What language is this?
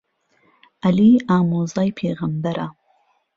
Central Kurdish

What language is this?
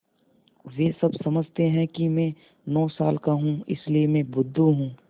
Hindi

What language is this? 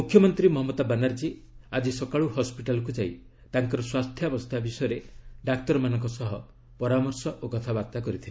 Odia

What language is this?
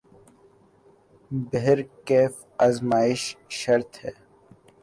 Urdu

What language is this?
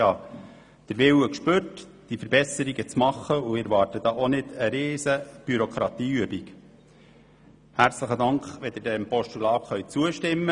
Swiss German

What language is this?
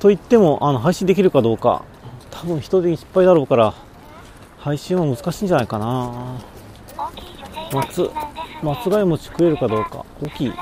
Japanese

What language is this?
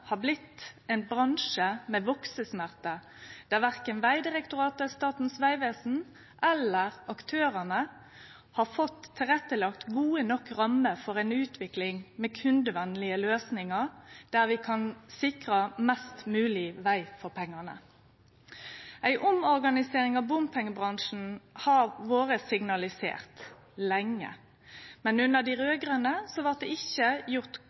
Norwegian Nynorsk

